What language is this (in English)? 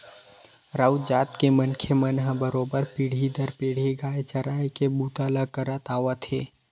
Chhattisgarhi